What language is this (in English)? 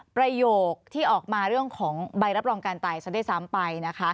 Thai